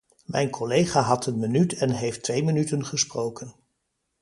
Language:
Dutch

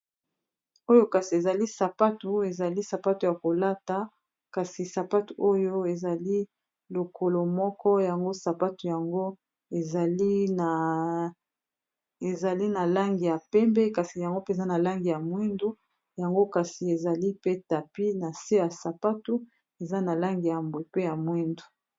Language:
Lingala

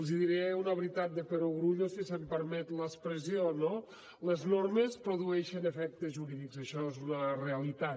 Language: Catalan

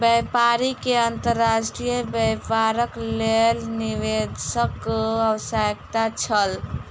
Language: Maithili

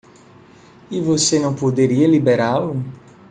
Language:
Portuguese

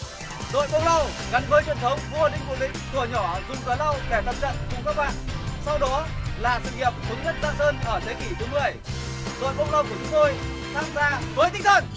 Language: Vietnamese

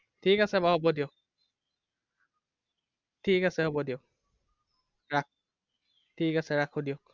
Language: Assamese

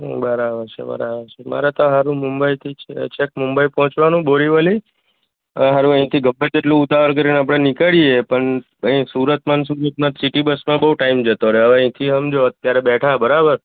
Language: Gujarati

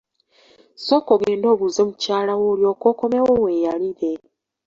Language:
Ganda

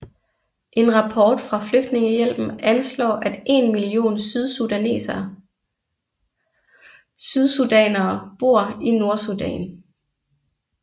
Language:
Danish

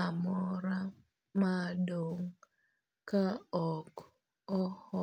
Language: Luo (Kenya and Tanzania)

